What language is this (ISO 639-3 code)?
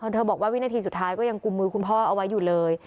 tha